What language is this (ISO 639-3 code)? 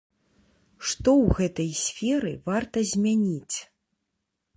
bel